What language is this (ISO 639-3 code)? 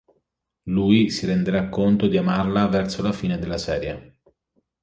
ita